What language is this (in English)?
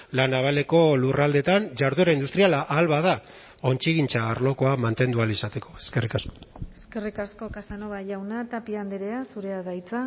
Basque